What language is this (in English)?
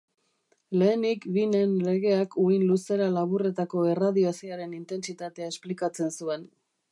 Basque